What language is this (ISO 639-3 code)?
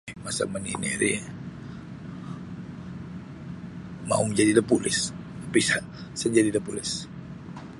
bsy